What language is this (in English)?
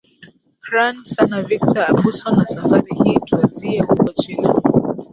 Swahili